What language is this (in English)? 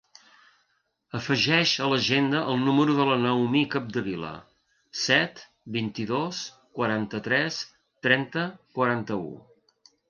Catalan